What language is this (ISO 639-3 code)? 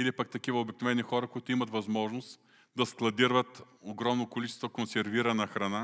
bul